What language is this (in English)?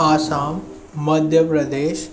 Sindhi